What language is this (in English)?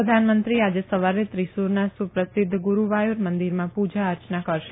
Gujarati